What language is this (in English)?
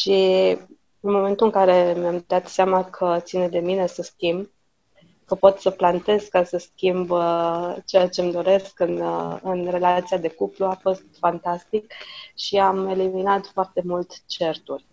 Romanian